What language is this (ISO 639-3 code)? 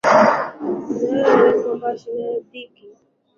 swa